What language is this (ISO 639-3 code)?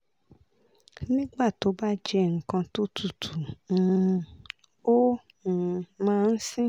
yor